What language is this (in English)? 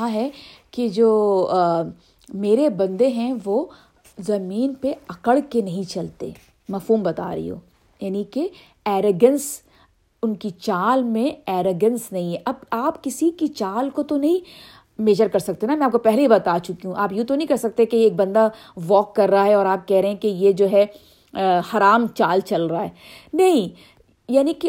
Urdu